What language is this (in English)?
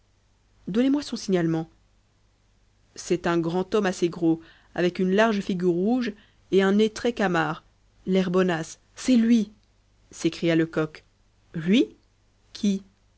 French